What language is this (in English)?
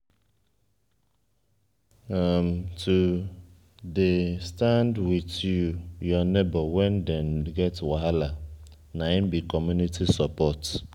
Nigerian Pidgin